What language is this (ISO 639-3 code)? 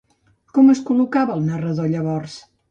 cat